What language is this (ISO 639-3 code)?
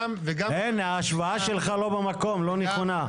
heb